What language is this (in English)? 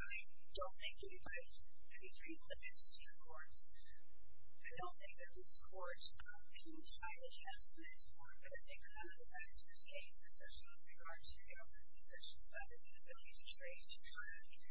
English